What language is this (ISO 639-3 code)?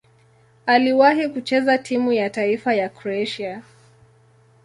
swa